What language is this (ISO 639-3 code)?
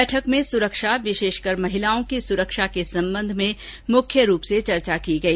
hin